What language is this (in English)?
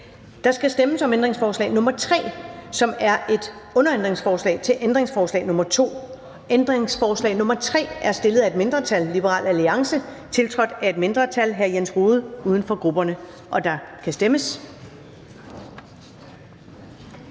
Danish